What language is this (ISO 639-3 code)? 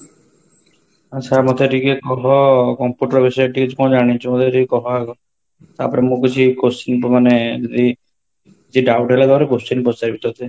ori